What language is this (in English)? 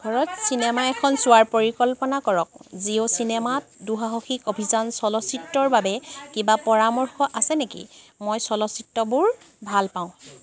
Assamese